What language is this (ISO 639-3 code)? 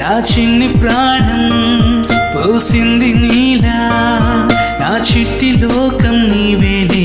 hin